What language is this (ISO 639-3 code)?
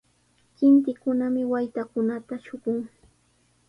qws